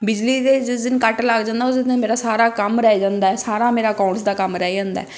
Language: Punjabi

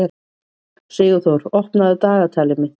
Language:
Icelandic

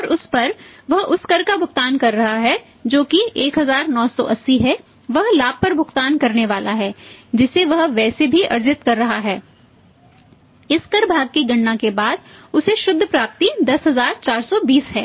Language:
Hindi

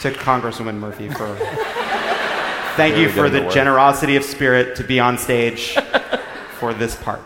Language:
English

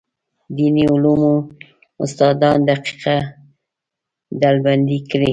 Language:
Pashto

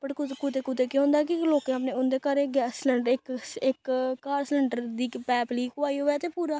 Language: Dogri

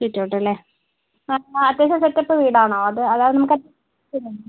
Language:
Malayalam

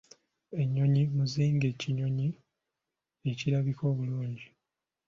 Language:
Ganda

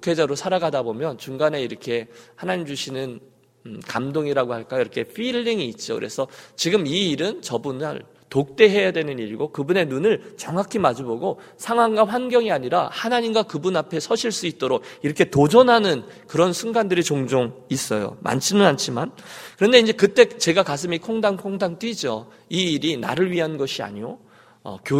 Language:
Korean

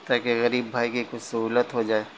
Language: Urdu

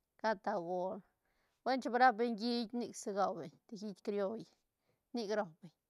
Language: Santa Catarina Albarradas Zapotec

